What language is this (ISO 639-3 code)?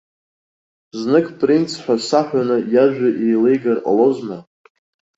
abk